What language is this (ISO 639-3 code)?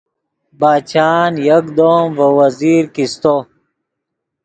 ydg